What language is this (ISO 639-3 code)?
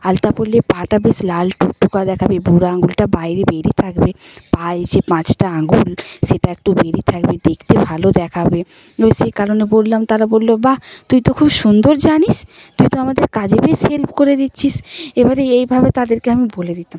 ben